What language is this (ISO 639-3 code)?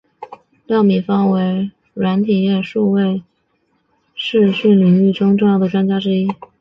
zho